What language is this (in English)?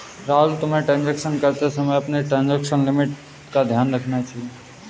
Hindi